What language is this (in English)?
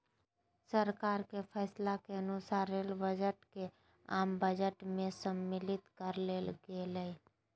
Magahi